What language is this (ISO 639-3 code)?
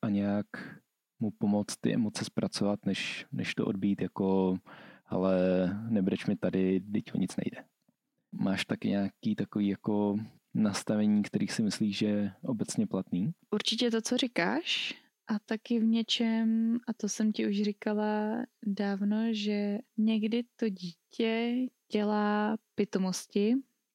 ces